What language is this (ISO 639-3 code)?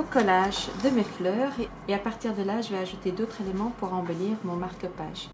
fra